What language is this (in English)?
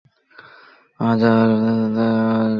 Bangla